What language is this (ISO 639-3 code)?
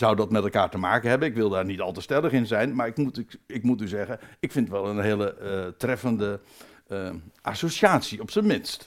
nld